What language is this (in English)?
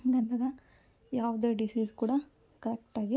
Kannada